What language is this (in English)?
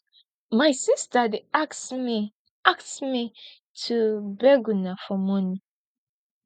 Nigerian Pidgin